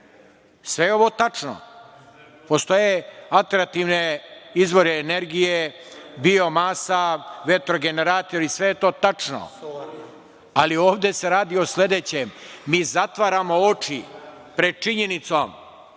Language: Serbian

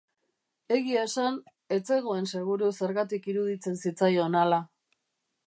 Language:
Basque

